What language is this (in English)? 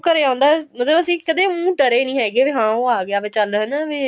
Punjabi